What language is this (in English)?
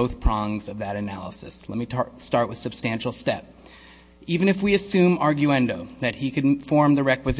English